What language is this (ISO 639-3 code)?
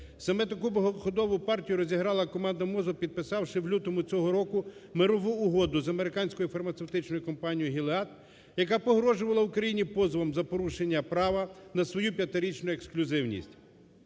ukr